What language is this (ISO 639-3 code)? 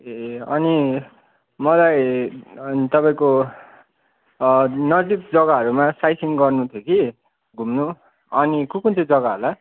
nep